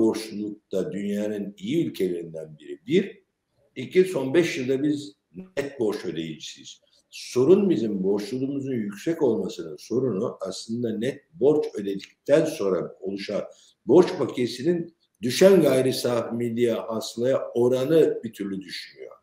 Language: Turkish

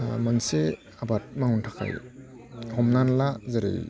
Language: Bodo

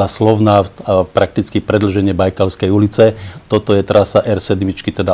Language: Slovak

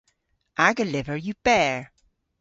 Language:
Cornish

